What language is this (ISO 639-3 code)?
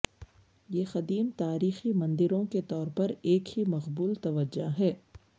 urd